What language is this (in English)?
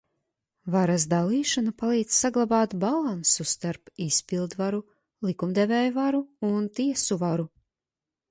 Latvian